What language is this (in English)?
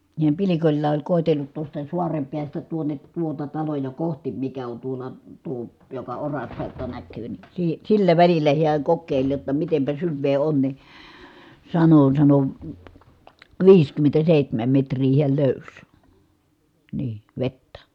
Finnish